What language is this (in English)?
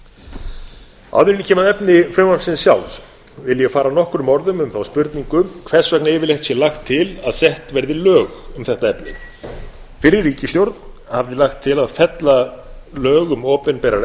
Icelandic